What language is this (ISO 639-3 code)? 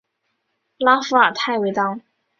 zho